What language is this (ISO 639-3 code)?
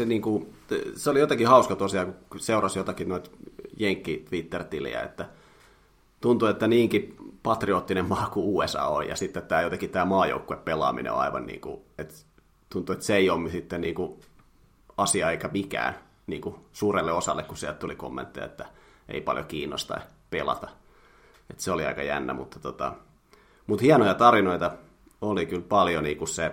fin